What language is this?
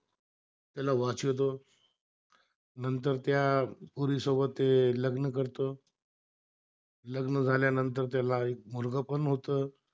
Marathi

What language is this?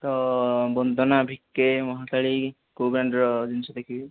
Odia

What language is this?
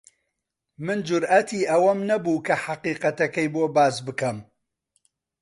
Central Kurdish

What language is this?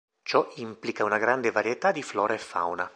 Italian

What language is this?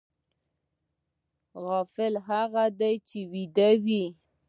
Pashto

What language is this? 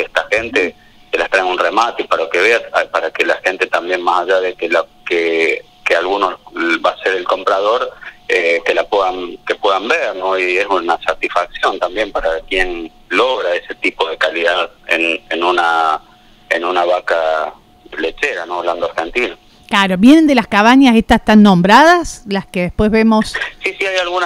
Spanish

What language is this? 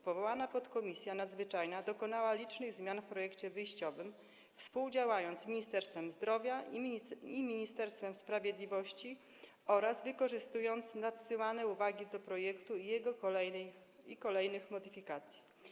Polish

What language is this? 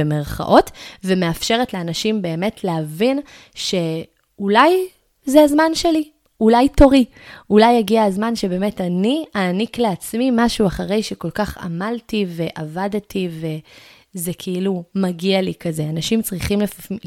Hebrew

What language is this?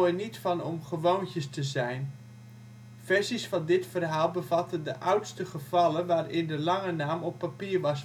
Dutch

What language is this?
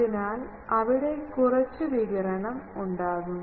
Malayalam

